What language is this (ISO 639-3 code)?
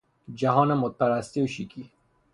fas